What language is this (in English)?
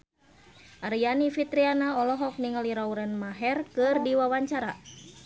Sundanese